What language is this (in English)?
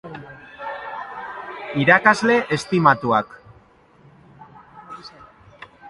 Basque